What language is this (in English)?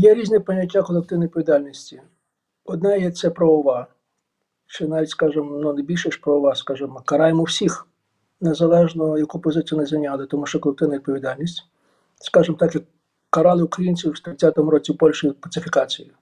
Ukrainian